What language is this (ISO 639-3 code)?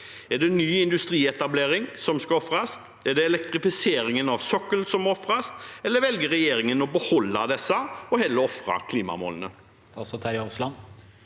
nor